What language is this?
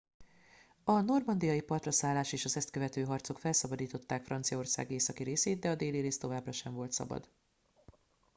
Hungarian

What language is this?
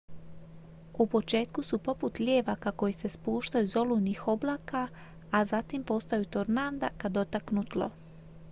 Croatian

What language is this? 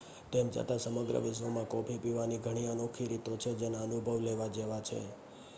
Gujarati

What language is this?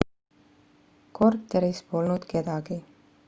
Estonian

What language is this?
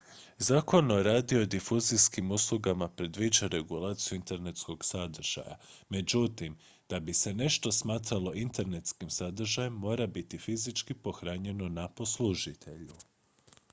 Croatian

